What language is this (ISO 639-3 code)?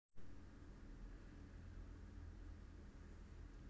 jav